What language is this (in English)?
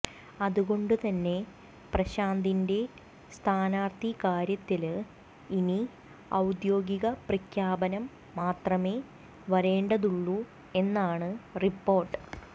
Malayalam